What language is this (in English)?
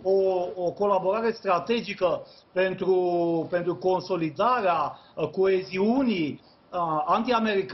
Romanian